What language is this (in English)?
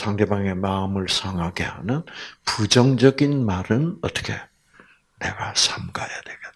Korean